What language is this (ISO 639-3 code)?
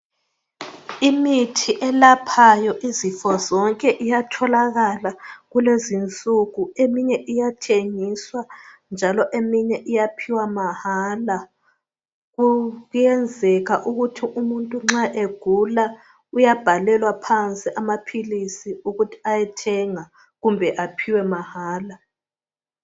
nde